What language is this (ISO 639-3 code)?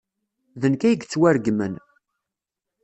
kab